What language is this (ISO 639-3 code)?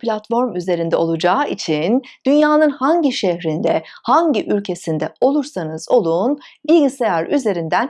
tur